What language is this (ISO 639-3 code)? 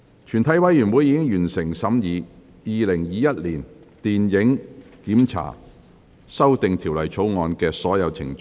yue